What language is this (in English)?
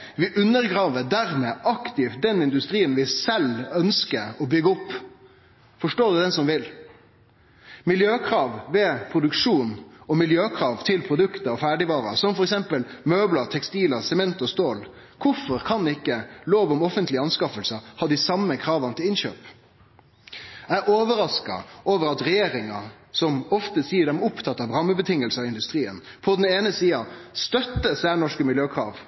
Norwegian Nynorsk